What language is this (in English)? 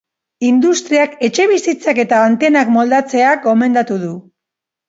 Basque